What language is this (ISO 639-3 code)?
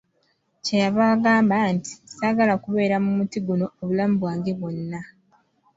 lug